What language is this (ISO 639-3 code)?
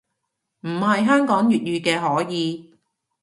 yue